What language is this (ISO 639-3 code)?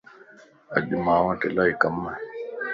lss